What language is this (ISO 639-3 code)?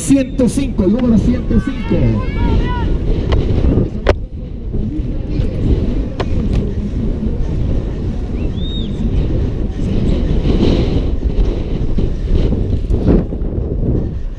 spa